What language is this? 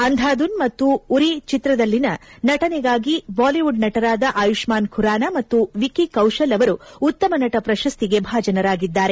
Kannada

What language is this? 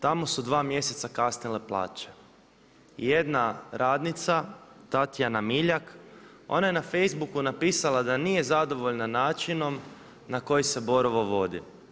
Croatian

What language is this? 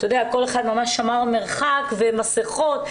Hebrew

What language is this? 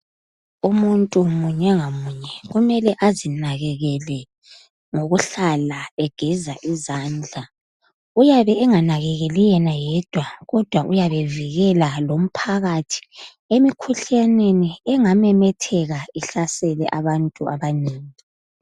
North Ndebele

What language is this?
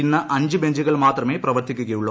Malayalam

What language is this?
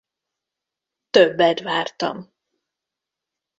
Hungarian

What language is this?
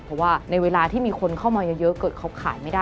Thai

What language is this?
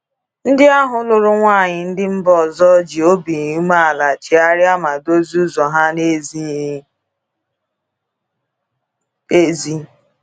Igbo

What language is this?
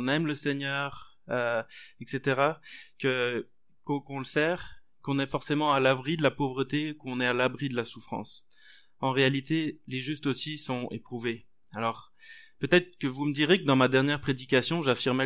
French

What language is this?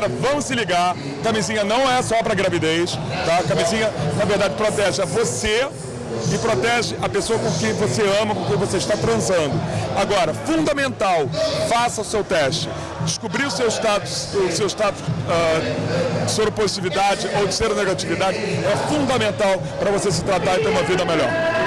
Portuguese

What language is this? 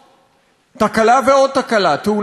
Hebrew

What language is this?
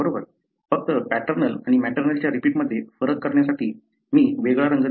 Marathi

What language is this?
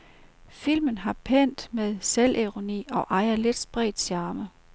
Danish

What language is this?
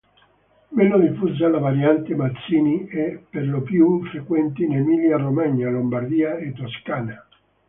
Italian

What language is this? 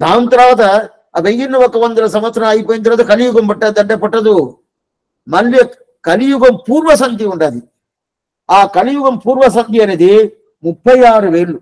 Telugu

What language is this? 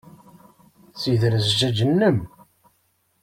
Kabyle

